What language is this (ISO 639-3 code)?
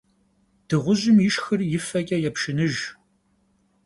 kbd